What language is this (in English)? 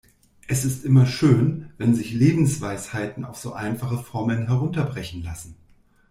German